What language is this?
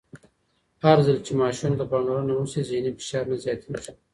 Pashto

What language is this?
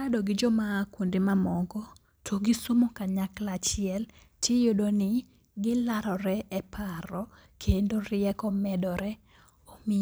Luo (Kenya and Tanzania)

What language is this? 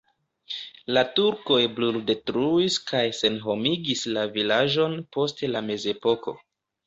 Esperanto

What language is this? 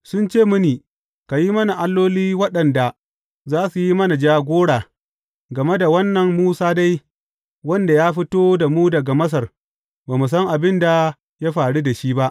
Hausa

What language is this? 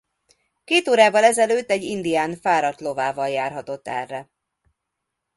Hungarian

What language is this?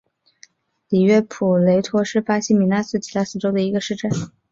Chinese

